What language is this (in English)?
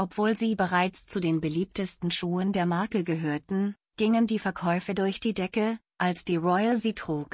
German